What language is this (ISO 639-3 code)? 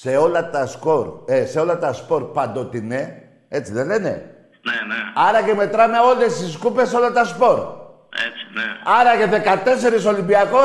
ell